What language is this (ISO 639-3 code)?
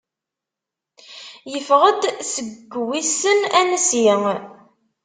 kab